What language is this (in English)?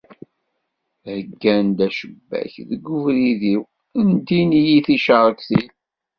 Kabyle